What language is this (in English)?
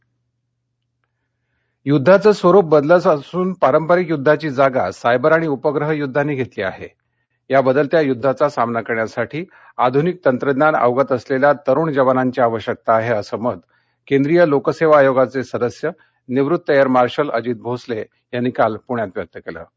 Marathi